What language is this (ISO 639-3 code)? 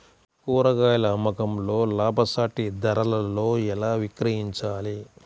tel